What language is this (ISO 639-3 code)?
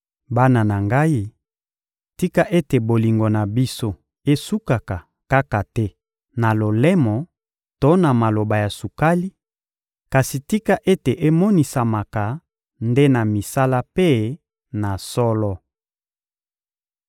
lin